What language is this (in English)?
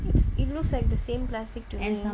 English